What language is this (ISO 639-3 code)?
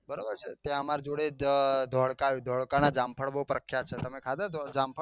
guj